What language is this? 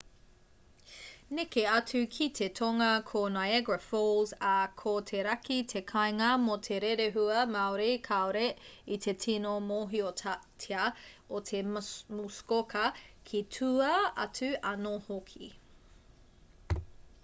Māori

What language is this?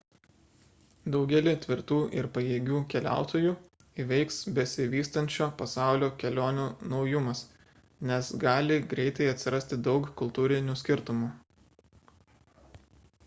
Lithuanian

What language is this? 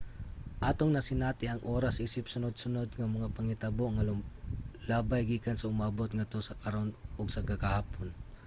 Cebuano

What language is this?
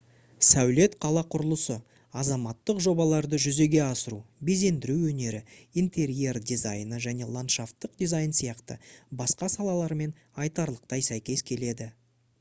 Kazakh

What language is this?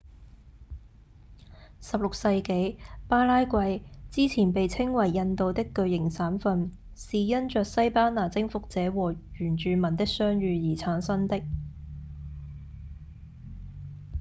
Cantonese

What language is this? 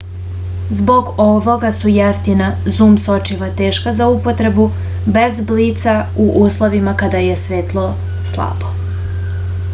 Serbian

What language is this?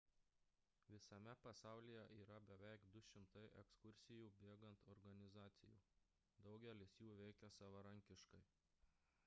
Lithuanian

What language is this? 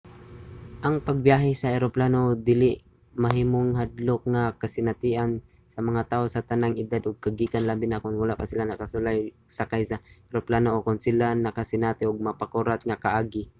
Cebuano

